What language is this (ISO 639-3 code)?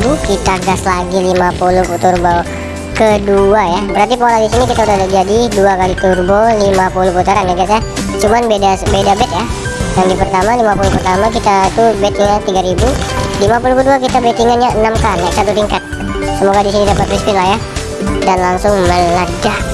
ind